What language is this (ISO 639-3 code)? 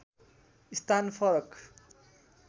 nep